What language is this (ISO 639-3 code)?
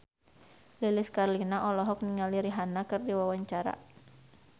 sun